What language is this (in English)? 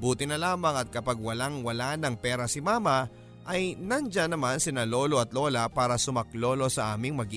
Filipino